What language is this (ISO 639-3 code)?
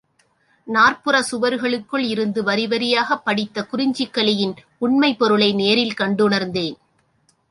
tam